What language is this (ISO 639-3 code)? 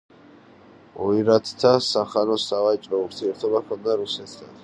kat